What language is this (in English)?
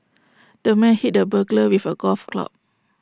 English